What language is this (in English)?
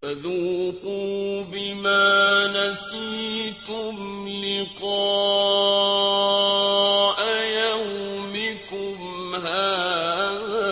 Arabic